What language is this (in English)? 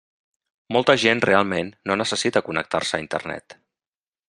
Catalan